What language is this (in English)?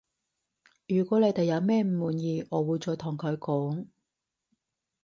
Cantonese